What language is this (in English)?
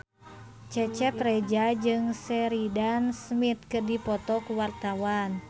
Sundanese